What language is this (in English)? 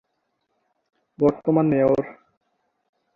Bangla